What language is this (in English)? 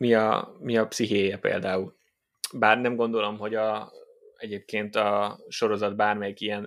Hungarian